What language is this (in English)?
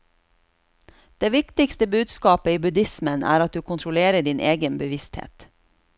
Norwegian